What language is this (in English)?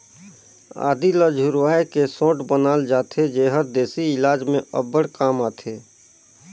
Chhattisgarhi